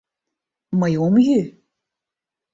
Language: Mari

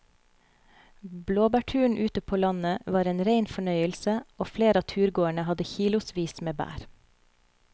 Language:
Norwegian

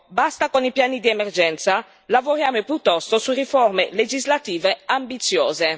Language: Italian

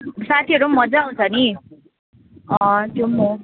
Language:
Nepali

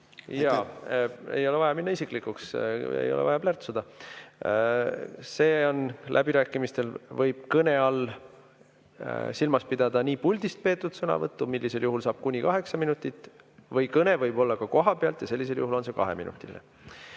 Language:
Estonian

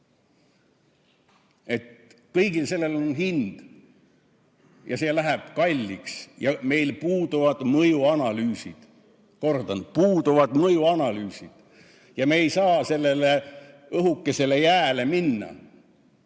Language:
Estonian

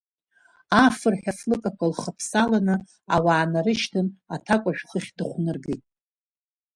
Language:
Abkhazian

